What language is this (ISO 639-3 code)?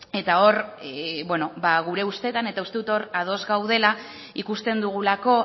eus